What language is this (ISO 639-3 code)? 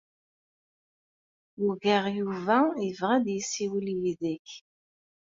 kab